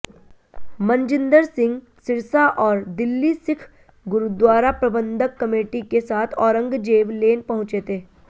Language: Hindi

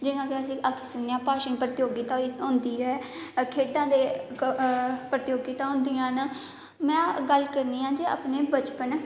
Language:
Dogri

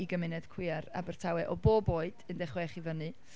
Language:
Welsh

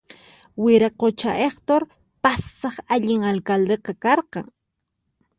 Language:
Puno Quechua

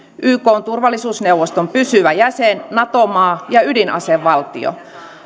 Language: Finnish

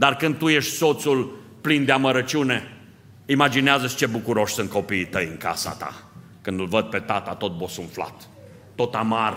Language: Romanian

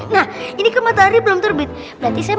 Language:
Indonesian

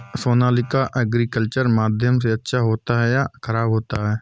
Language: Hindi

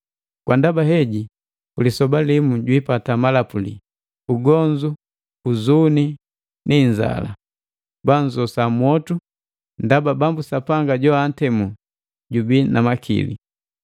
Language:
Matengo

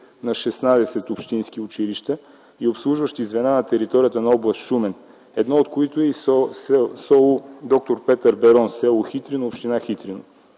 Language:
Bulgarian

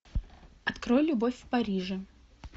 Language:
Russian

